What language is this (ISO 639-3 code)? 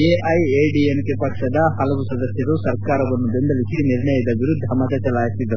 kan